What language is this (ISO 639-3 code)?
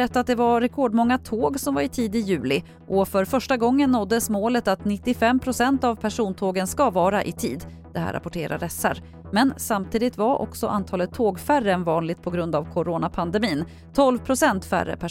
swe